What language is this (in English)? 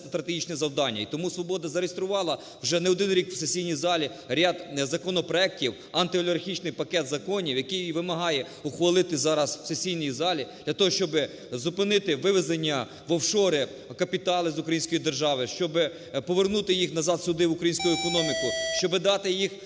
Ukrainian